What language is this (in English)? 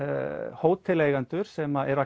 Icelandic